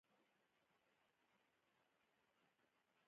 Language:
Pashto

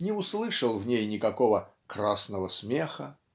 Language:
Russian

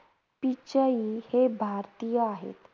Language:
Marathi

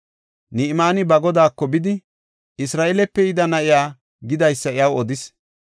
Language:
Gofa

